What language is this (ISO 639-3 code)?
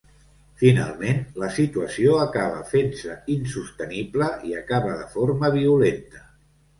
cat